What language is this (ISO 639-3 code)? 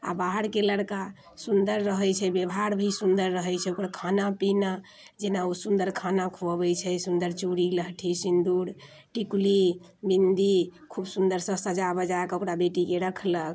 mai